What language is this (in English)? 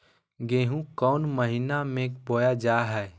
Magahi